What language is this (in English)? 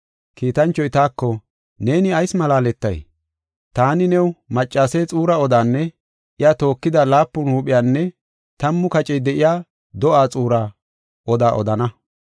Gofa